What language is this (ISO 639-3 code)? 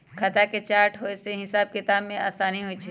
mag